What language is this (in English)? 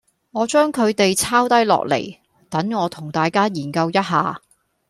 Cantonese